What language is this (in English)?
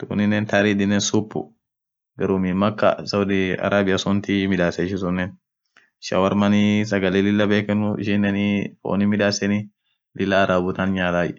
Orma